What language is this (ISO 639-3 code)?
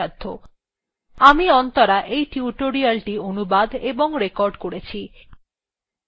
ben